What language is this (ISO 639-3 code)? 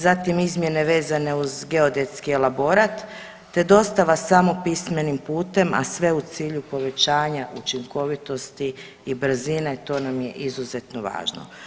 hrv